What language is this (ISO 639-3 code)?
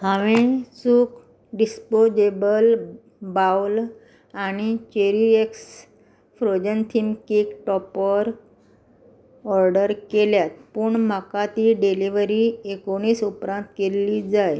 kok